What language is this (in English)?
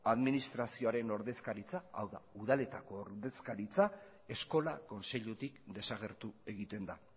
Basque